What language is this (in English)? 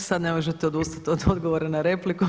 Croatian